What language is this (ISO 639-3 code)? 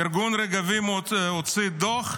heb